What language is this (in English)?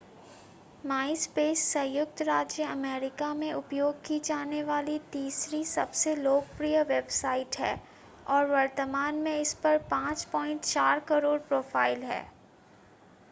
Hindi